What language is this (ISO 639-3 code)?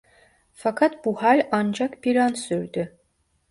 tur